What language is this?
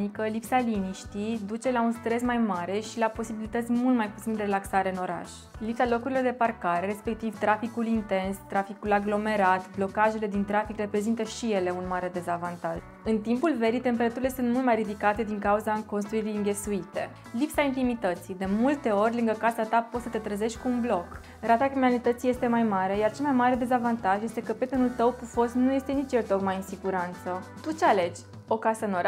Romanian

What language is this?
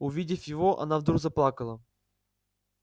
Russian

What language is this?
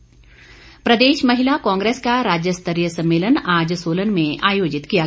Hindi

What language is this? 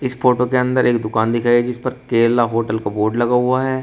Hindi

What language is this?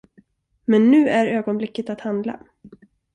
Swedish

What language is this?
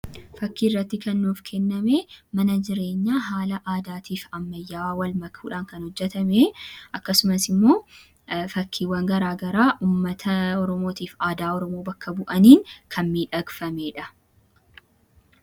Oromo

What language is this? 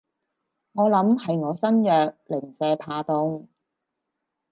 Cantonese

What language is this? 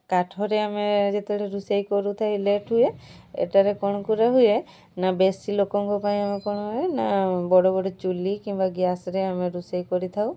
Odia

